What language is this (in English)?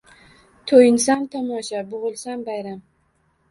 Uzbek